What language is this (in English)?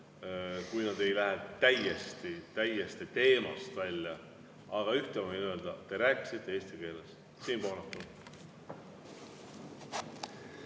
Estonian